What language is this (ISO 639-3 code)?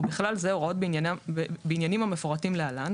heb